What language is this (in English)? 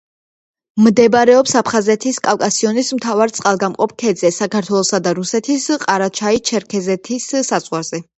Georgian